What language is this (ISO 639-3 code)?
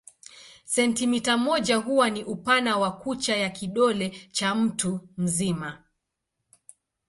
swa